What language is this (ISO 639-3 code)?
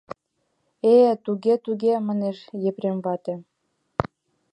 chm